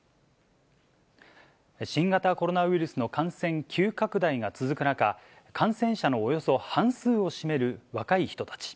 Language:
Japanese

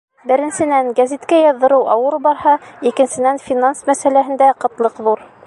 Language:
Bashkir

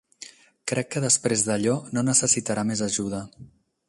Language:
Catalan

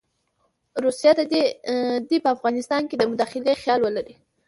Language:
Pashto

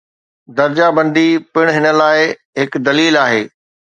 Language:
Sindhi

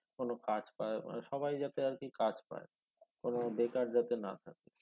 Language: Bangla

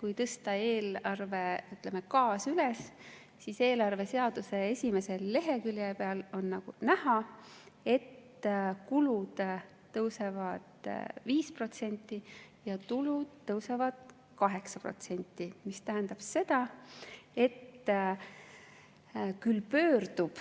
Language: Estonian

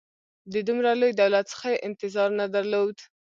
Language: Pashto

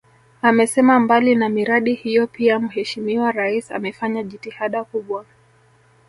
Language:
Swahili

